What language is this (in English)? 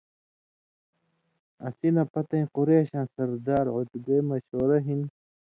Indus Kohistani